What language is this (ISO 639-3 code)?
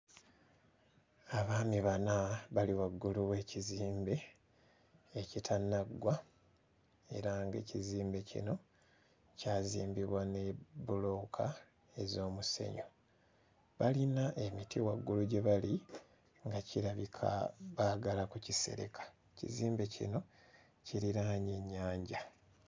lug